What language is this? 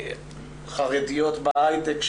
Hebrew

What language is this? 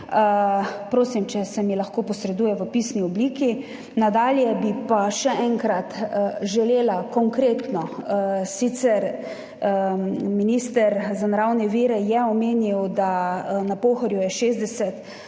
Slovenian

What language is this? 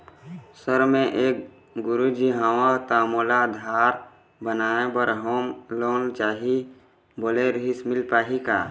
Chhattisgarhi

